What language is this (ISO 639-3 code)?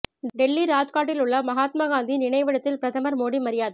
tam